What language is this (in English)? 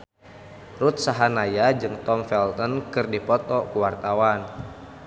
Sundanese